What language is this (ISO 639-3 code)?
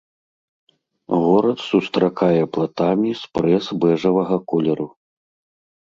bel